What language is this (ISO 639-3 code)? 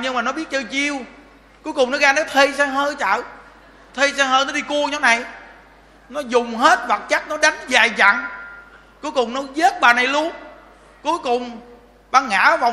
vie